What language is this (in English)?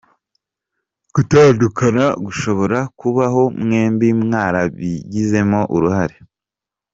Kinyarwanda